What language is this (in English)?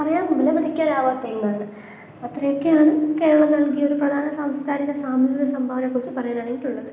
Malayalam